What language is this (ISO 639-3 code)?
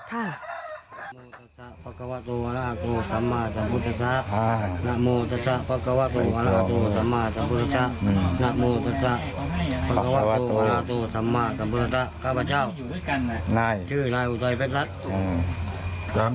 tha